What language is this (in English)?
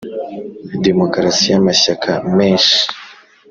Kinyarwanda